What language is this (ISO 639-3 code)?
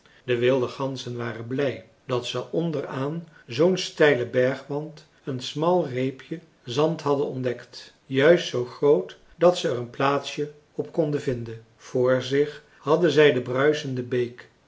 nld